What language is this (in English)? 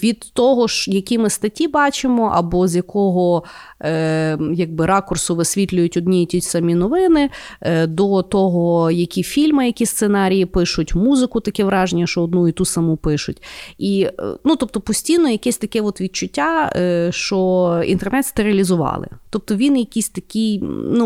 Ukrainian